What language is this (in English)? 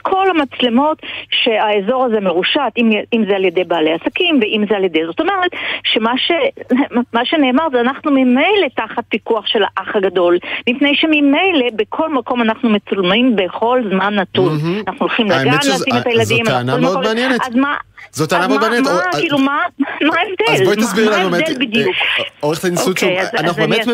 Hebrew